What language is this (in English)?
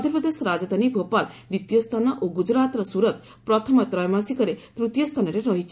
Odia